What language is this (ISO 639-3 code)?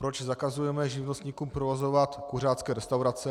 ces